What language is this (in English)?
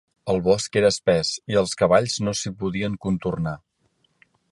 Catalan